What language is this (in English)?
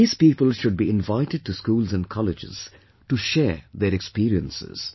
English